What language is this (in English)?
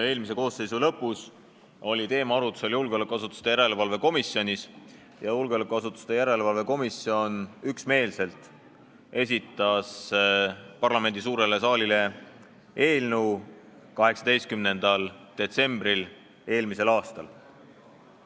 Estonian